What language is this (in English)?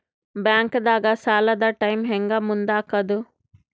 Kannada